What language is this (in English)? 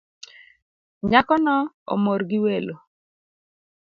Luo (Kenya and Tanzania)